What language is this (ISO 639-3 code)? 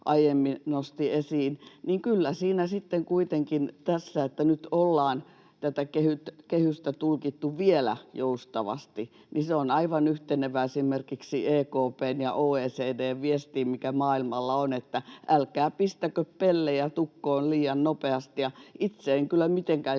fin